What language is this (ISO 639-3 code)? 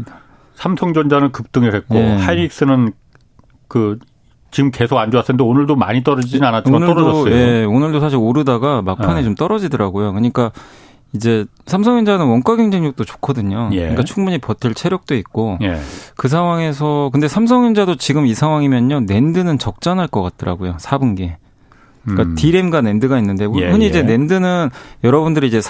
kor